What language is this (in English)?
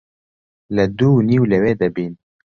Central Kurdish